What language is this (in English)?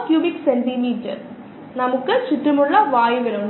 Malayalam